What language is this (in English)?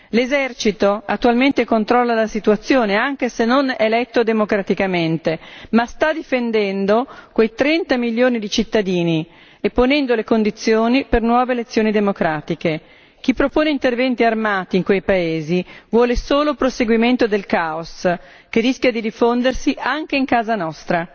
Italian